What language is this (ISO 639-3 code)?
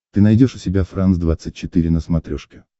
rus